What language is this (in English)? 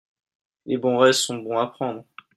French